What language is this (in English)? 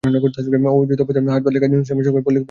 Bangla